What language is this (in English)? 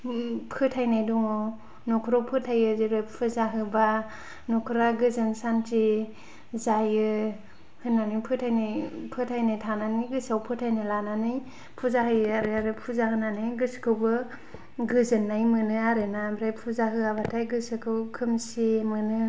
Bodo